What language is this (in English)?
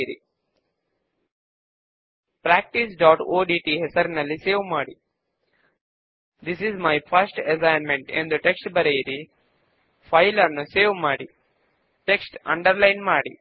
Telugu